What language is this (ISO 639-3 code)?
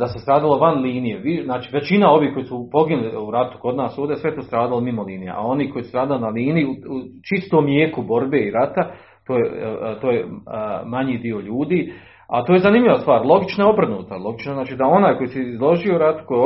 hrv